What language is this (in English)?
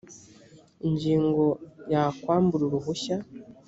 Kinyarwanda